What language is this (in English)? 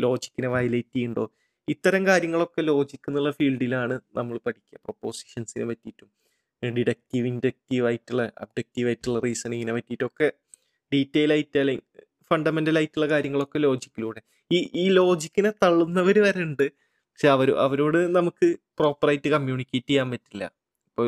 Malayalam